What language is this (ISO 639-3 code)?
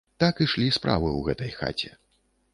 bel